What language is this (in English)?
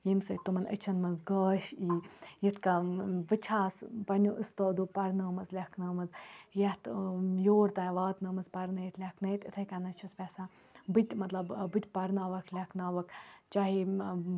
Kashmiri